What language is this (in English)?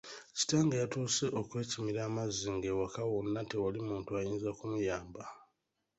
Ganda